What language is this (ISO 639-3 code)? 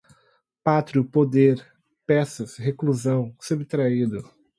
por